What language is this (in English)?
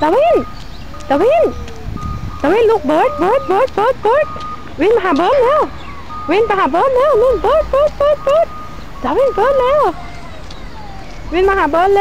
Dutch